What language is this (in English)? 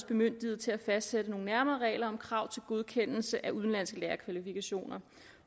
Danish